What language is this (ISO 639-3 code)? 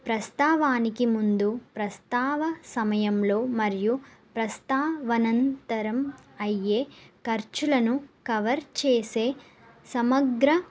tel